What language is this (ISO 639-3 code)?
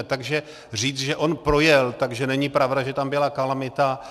ces